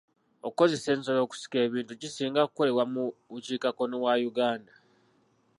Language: Ganda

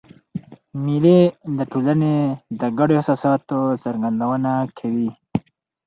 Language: Pashto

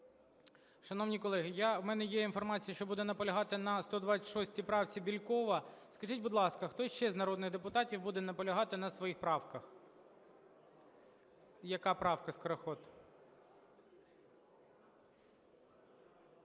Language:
Ukrainian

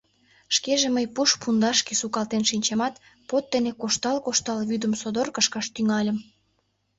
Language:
Mari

